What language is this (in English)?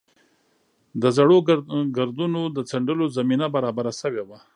Pashto